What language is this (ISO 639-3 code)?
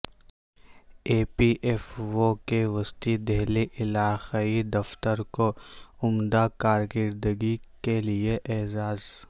urd